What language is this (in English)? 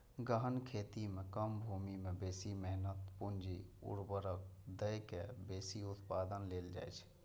Maithili